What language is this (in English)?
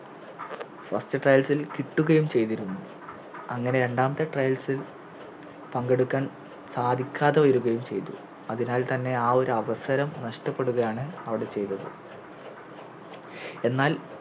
Malayalam